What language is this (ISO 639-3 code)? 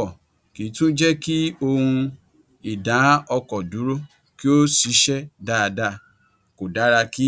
yor